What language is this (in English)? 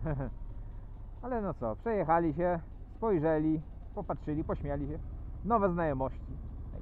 Polish